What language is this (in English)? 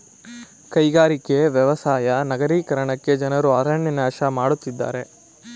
Kannada